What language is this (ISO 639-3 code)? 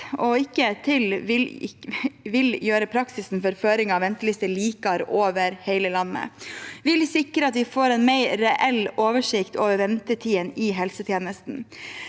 nor